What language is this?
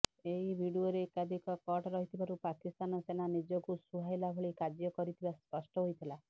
Odia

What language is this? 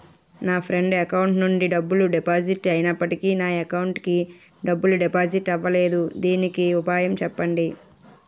Telugu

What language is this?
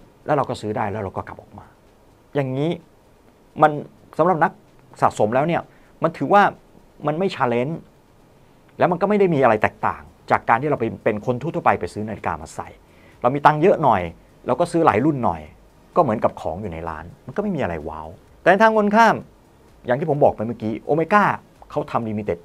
Thai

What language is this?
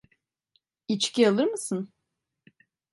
Turkish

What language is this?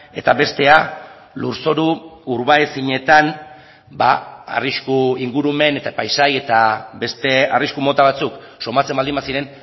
Basque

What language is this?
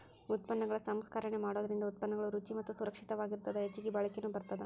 Kannada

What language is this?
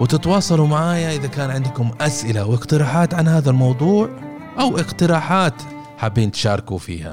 Arabic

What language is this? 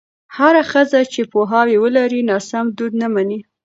Pashto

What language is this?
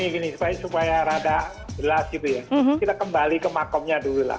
Indonesian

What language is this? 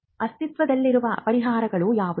Kannada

